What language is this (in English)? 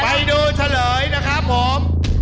Thai